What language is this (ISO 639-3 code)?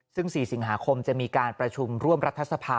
tha